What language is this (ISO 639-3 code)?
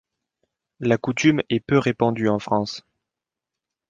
fra